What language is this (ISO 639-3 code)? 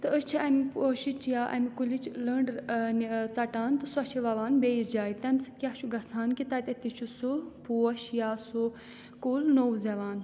kas